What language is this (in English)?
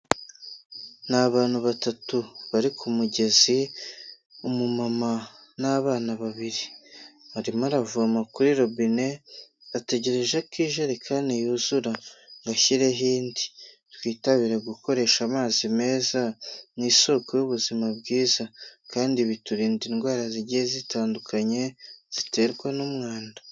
Kinyarwanda